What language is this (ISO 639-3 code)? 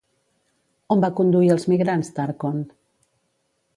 cat